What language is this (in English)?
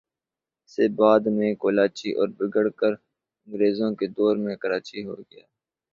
Urdu